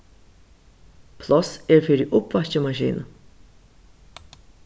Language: Faroese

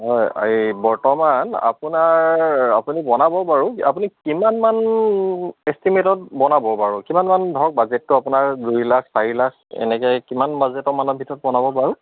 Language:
Assamese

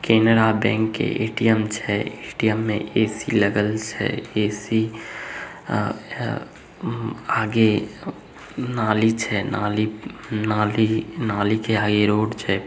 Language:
Magahi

